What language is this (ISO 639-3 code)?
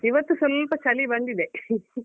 kan